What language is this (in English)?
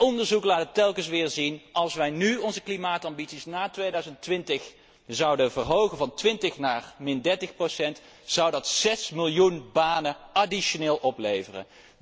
Dutch